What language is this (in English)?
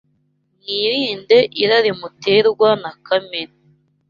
Kinyarwanda